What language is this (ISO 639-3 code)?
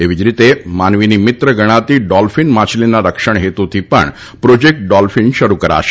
guj